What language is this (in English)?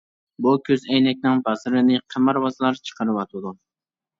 Uyghur